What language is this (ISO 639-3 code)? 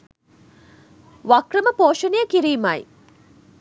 sin